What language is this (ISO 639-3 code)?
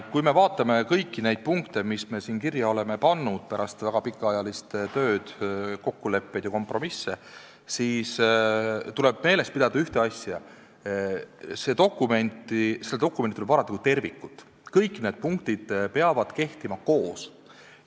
est